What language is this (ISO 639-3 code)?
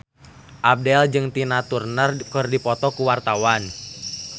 sun